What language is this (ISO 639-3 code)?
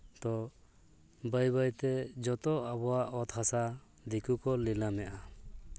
sat